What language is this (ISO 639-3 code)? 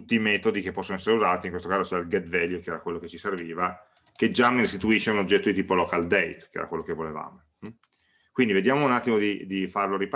ita